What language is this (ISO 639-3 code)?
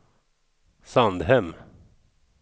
swe